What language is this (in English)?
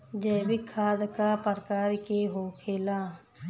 Bhojpuri